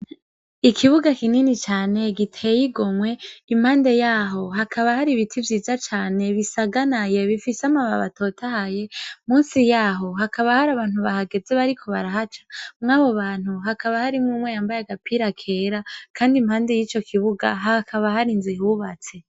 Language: Rundi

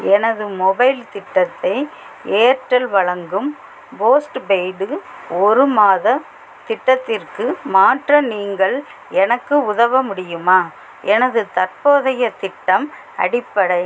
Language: Tamil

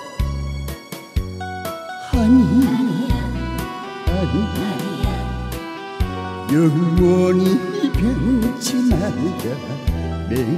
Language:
Turkish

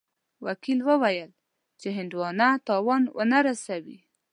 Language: Pashto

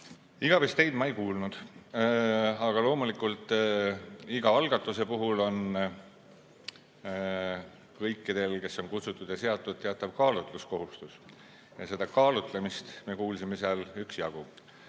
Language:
Estonian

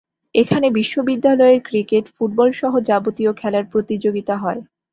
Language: Bangla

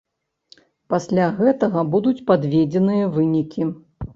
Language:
Belarusian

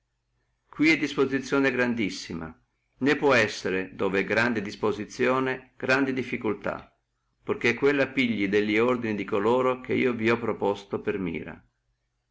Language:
Italian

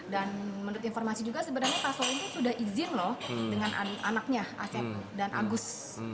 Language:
Indonesian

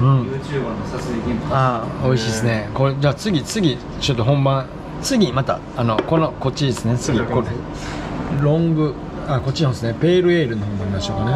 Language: Japanese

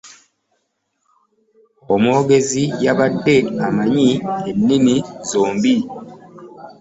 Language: Ganda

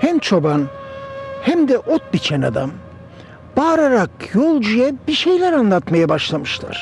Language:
Turkish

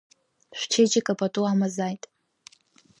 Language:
Abkhazian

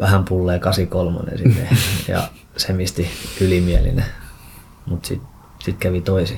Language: Finnish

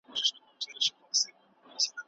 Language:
Pashto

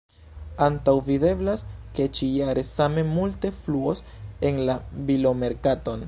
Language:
Esperanto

